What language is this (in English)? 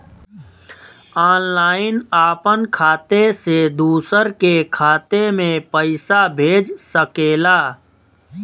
Bhojpuri